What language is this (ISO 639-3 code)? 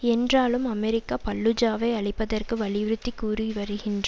tam